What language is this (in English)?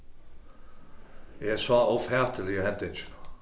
Faroese